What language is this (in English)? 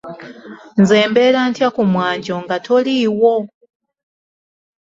Ganda